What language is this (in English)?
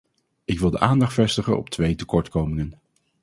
Dutch